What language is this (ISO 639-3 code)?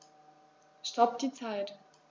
deu